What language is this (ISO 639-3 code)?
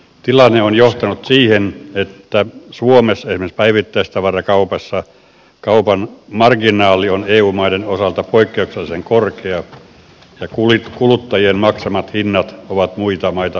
fin